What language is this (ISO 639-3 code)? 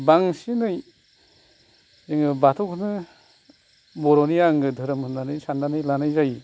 brx